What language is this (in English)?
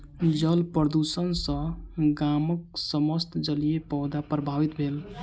Maithili